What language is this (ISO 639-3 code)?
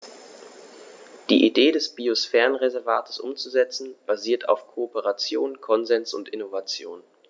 deu